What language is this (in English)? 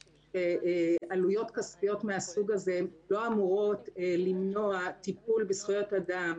Hebrew